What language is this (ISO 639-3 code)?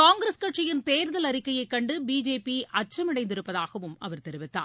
tam